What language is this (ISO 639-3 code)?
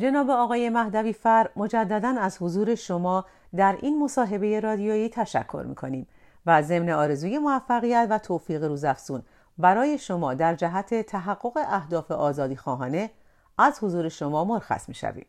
fas